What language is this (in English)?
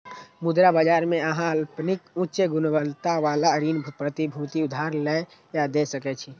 Maithili